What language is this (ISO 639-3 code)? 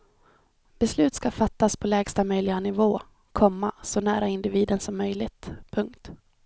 swe